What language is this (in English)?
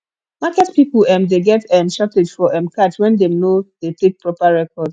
Nigerian Pidgin